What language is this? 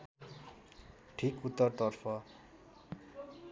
Nepali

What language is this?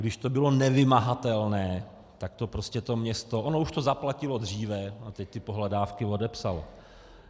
Czech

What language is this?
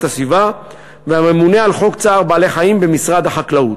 Hebrew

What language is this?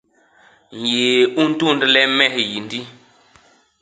Basaa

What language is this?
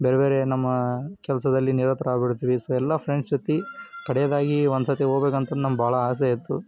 Kannada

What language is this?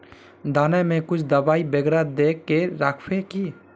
Magahi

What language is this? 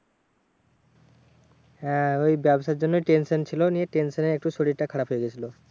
Bangla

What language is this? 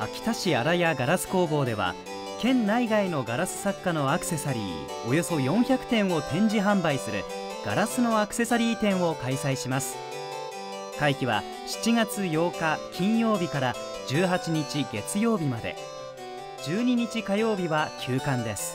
Japanese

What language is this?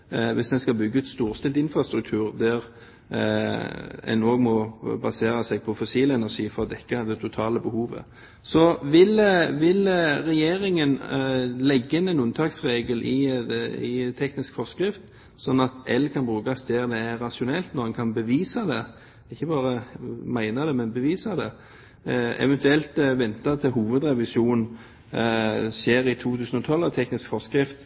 Norwegian Bokmål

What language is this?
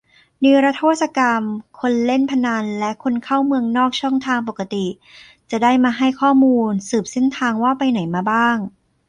Thai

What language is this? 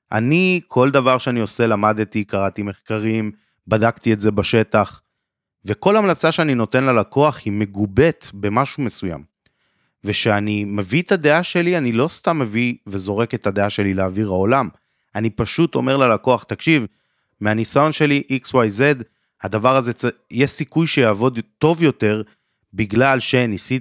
Hebrew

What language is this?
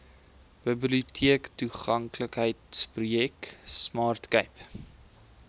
Afrikaans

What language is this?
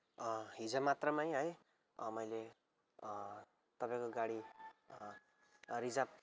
Nepali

